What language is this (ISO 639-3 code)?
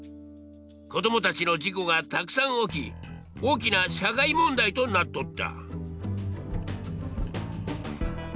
jpn